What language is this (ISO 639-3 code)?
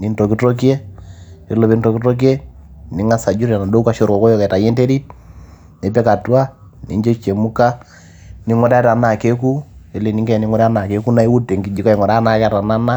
mas